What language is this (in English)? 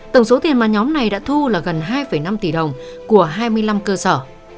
Vietnamese